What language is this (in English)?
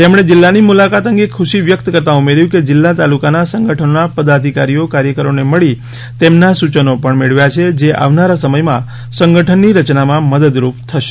Gujarati